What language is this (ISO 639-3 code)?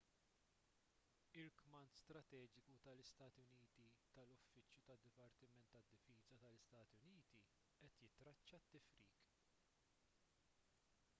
mlt